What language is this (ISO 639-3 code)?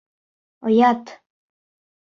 bak